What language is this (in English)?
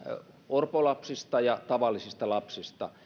Finnish